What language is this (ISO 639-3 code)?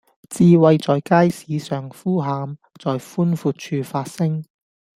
yue